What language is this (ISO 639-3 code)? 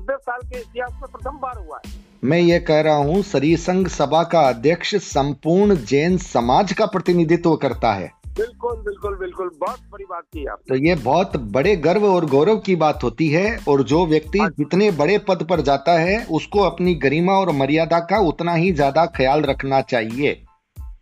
hin